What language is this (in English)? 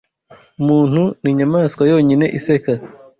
Kinyarwanda